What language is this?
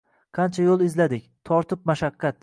Uzbek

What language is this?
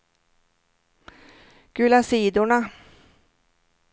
Swedish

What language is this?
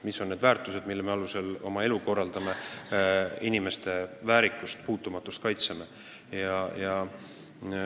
Estonian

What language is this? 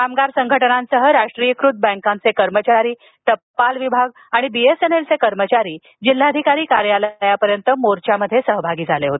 Marathi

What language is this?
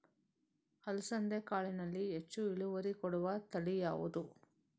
Kannada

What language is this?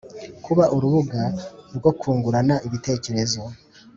Kinyarwanda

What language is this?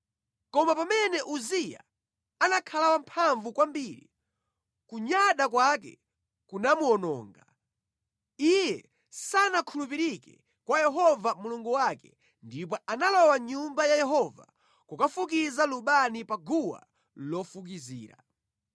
Nyanja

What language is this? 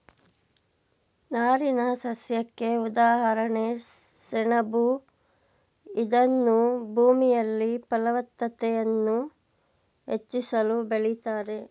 Kannada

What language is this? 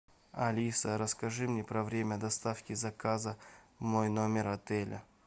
Russian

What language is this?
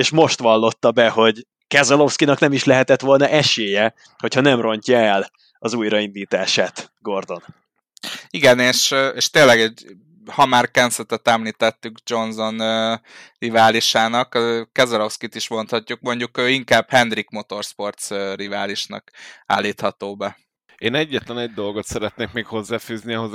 Hungarian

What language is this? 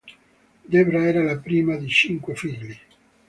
Italian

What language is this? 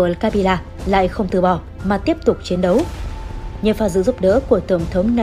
Vietnamese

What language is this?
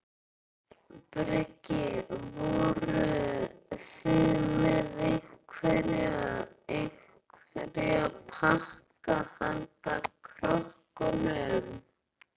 Icelandic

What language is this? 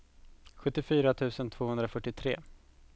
Swedish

